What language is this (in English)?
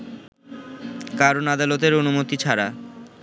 Bangla